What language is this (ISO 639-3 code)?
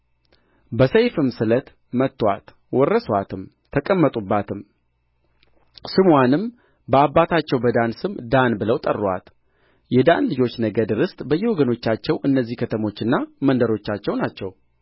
amh